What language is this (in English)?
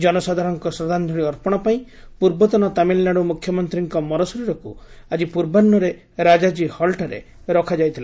Odia